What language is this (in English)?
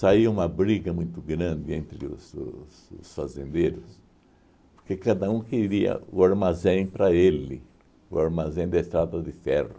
Portuguese